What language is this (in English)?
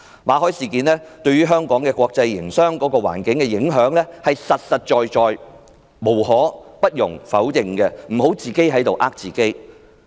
Cantonese